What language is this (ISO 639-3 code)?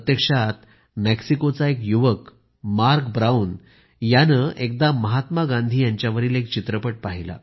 mar